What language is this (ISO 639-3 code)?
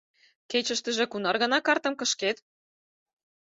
chm